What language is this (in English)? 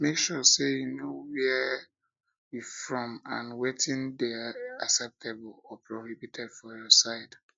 Nigerian Pidgin